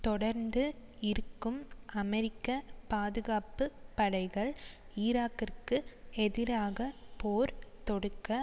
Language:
Tamil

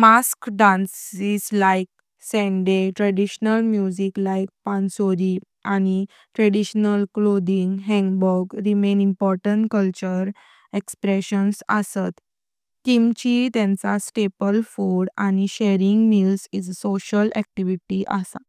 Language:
Konkani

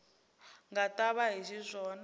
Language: Tsonga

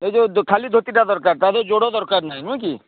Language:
Odia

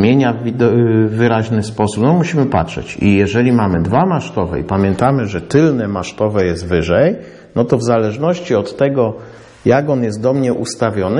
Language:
Polish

